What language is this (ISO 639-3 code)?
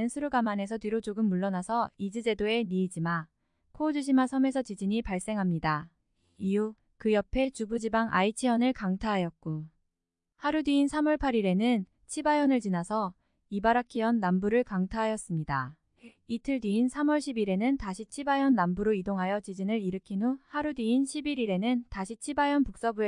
kor